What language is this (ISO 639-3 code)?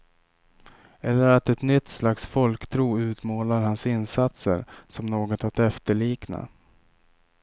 swe